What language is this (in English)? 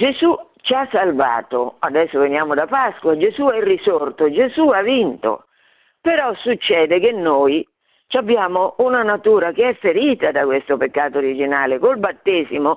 Italian